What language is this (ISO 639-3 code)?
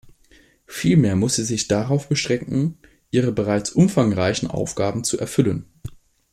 deu